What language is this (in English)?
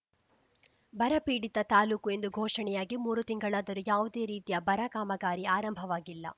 Kannada